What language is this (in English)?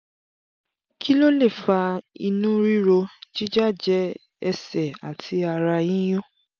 Yoruba